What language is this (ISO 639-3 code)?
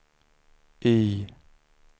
swe